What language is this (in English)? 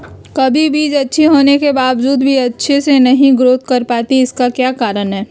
Magahi